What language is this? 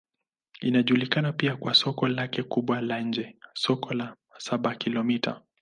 Swahili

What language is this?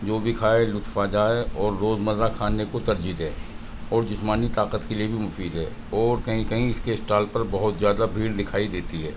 Urdu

